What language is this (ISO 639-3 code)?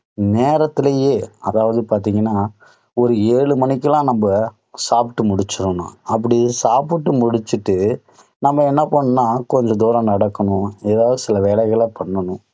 tam